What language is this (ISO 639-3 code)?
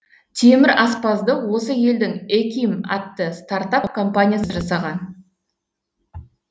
kaz